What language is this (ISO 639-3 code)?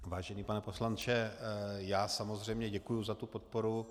ces